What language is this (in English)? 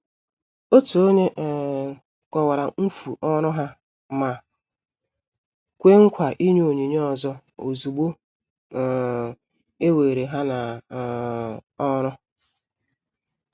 Igbo